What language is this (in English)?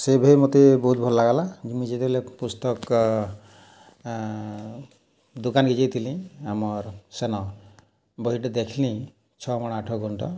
Odia